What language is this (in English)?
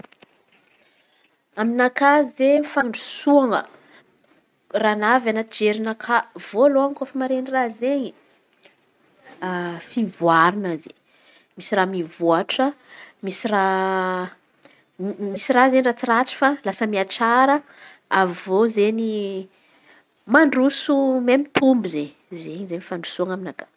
Antankarana Malagasy